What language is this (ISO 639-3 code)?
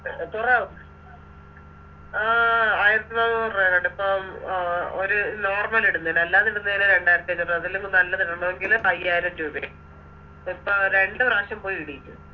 mal